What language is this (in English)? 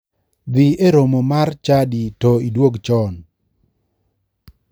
Luo (Kenya and Tanzania)